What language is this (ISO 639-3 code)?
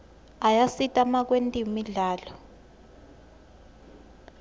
ssw